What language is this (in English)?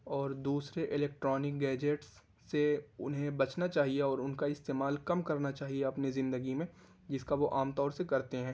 Urdu